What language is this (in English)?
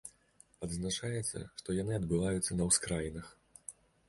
Belarusian